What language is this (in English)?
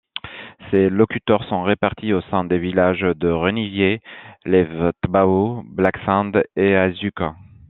French